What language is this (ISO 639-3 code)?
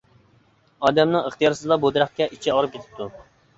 uig